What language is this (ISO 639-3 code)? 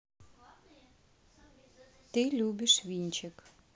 rus